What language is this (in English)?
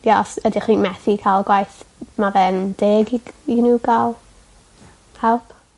Welsh